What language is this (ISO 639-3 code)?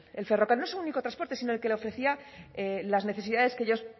spa